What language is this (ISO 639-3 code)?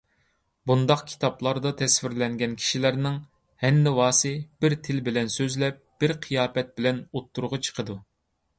uig